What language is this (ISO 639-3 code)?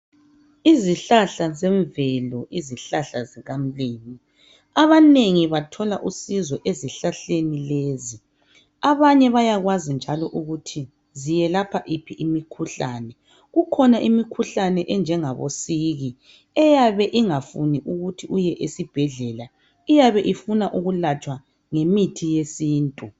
nde